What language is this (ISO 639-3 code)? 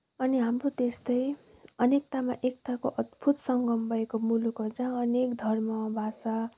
nep